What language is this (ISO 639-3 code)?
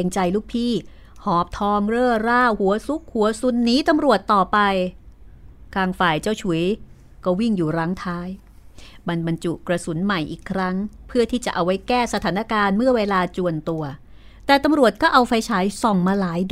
tha